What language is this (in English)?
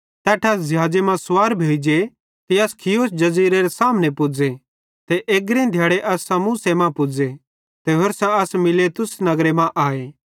Bhadrawahi